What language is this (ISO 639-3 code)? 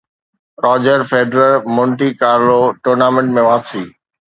snd